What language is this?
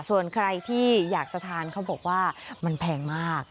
Thai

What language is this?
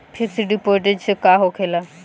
Bhojpuri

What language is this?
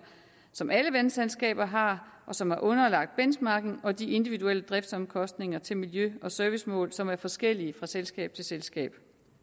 Danish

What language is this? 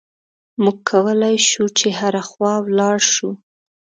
Pashto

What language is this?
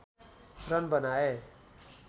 Nepali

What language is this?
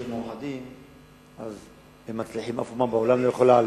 Hebrew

